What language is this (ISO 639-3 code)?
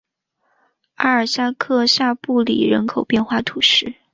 zho